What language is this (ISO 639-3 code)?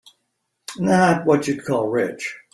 eng